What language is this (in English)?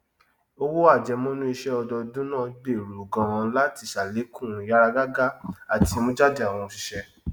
Yoruba